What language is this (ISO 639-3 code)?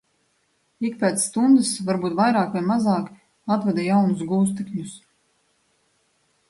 lav